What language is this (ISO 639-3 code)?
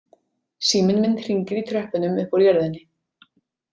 isl